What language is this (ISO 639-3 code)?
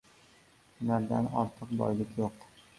uzb